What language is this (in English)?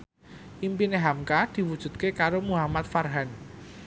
Javanese